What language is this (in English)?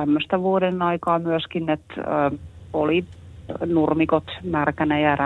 Finnish